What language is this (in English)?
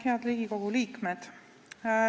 Estonian